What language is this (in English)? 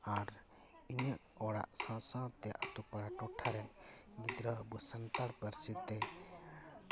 Santali